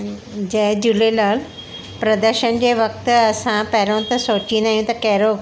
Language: Sindhi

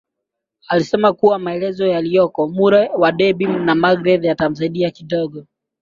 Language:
Swahili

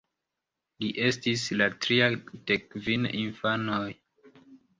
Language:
Esperanto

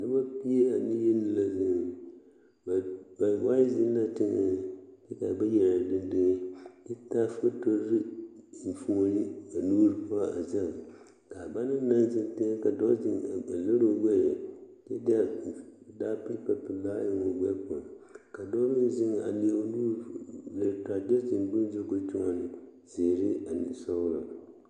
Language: Southern Dagaare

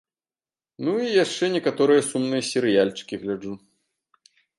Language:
Belarusian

